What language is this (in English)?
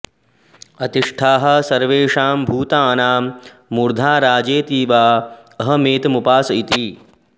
Sanskrit